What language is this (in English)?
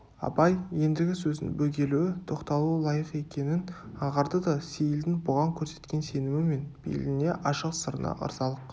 Kazakh